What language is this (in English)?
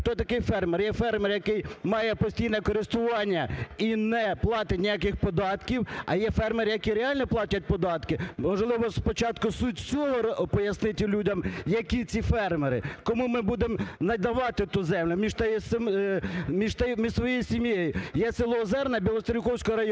Ukrainian